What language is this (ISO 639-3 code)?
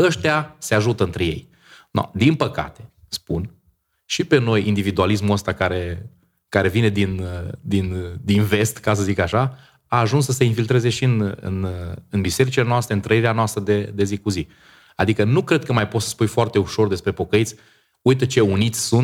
ron